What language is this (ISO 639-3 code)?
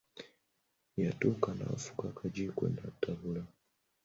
lug